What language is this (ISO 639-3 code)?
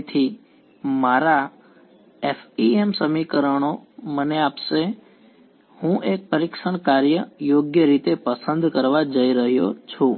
guj